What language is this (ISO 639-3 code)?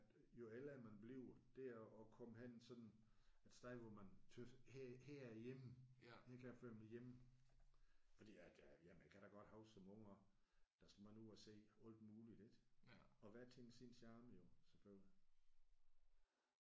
dan